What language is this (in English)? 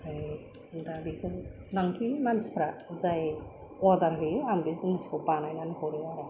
Bodo